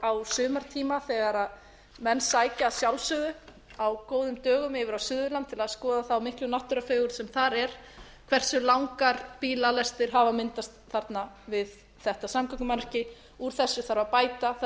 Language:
Icelandic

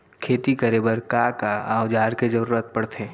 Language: Chhattisgarhi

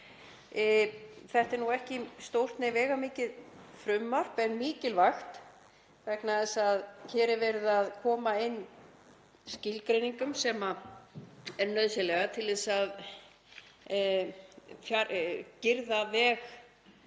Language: Icelandic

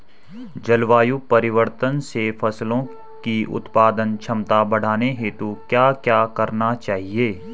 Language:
Hindi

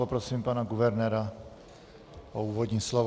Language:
Czech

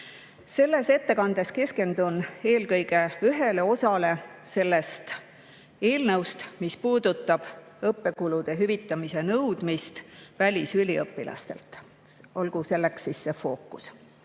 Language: Estonian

